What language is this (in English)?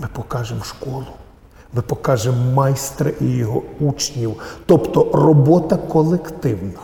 Ukrainian